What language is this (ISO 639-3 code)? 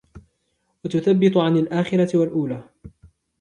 ara